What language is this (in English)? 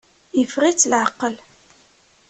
Kabyle